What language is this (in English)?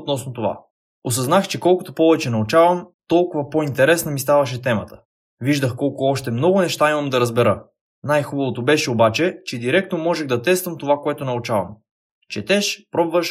Bulgarian